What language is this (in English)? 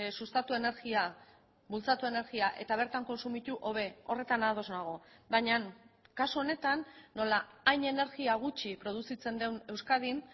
Basque